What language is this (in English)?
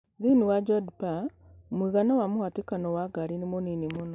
Kikuyu